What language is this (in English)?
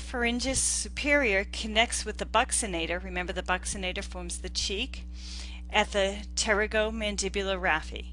English